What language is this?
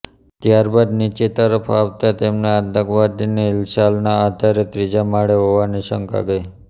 Gujarati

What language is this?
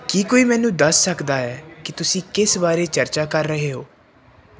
Punjabi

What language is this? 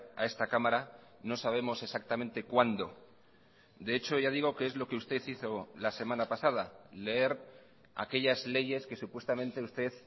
Spanish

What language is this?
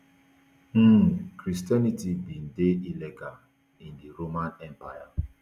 Nigerian Pidgin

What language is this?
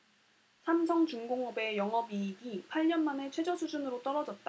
Korean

